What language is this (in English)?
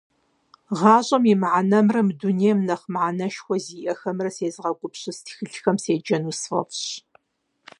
Kabardian